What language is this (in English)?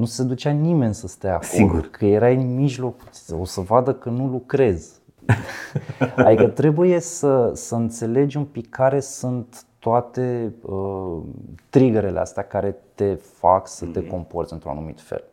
Romanian